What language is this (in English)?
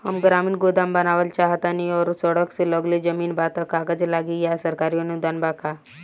Bhojpuri